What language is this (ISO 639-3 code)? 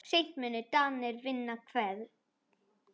isl